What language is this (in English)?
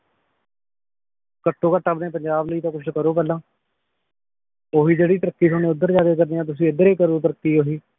Punjabi